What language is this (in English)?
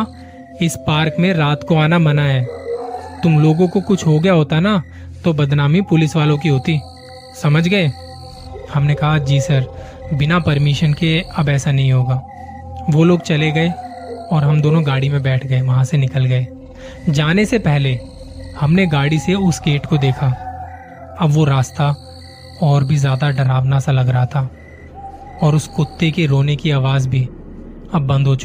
Hindi